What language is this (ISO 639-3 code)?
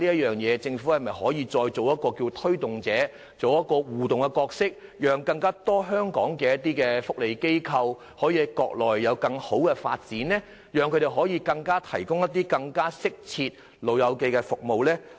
yue